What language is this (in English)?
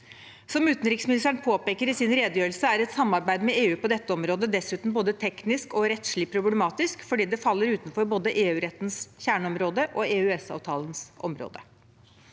Norwegian